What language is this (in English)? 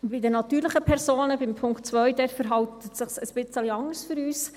Swiss German